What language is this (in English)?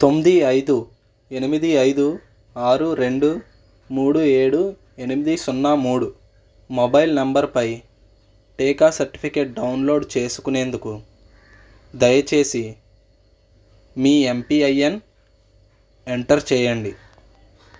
Telugu